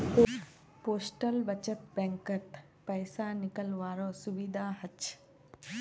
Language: Magahi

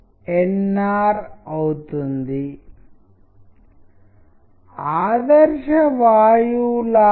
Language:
Telugu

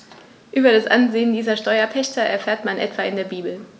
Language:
German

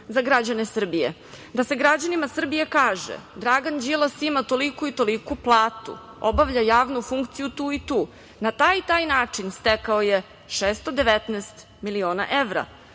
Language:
Serbian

